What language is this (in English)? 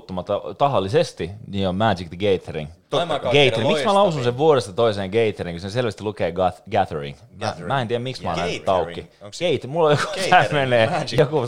Finnish